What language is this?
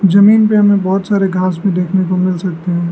Hindi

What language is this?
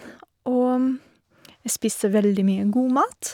Norwegian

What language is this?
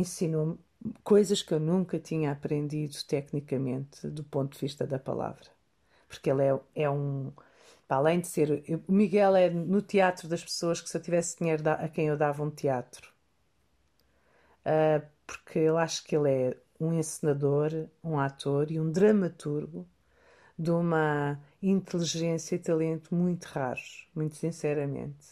Portuguese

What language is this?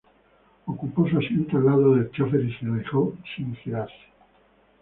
Spanish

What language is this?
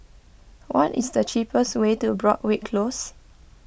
English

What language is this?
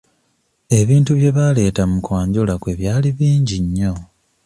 Ganda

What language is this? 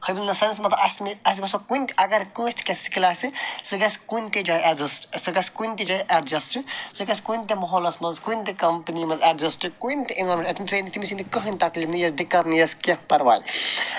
Kashmiri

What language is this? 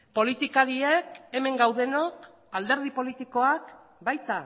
Basque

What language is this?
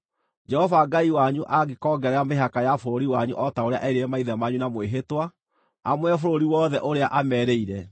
Kikuyu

